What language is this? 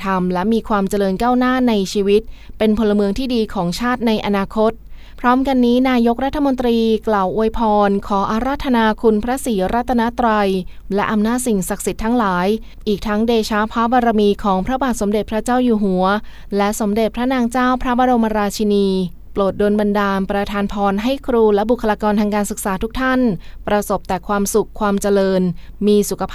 Thai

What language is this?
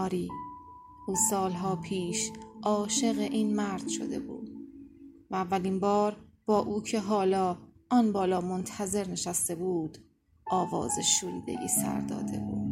Persian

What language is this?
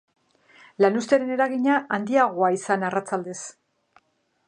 Basque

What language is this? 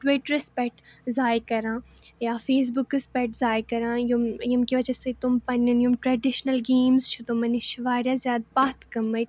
Kashmiri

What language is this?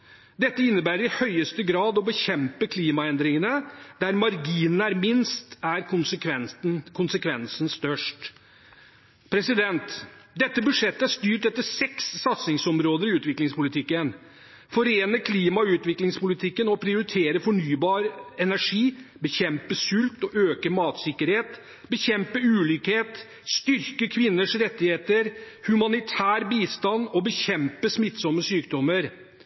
Norwegian Bokmål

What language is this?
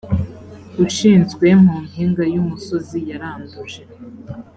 Kinyarwanda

